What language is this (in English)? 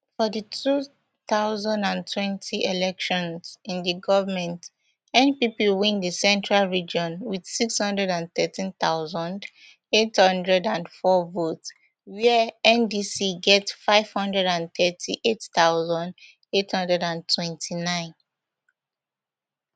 Nigerian Pidgin